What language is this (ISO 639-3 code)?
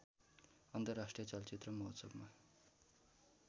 nep